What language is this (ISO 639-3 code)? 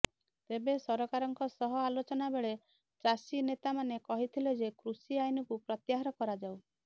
ori